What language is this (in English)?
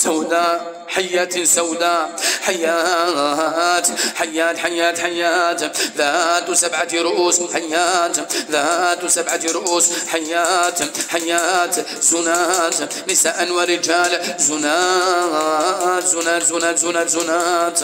Arabic